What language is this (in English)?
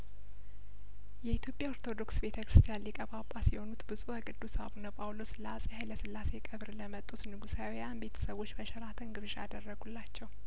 Amharic